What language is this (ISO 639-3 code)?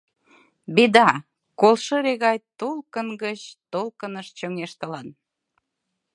chm